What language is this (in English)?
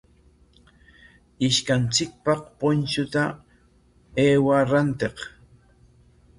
Corongo Ancash Quechua